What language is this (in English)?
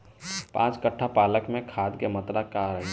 Bhojpuri